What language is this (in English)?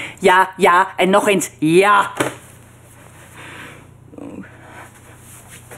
Dutch